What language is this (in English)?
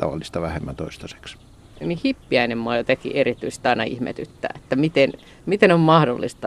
Finnish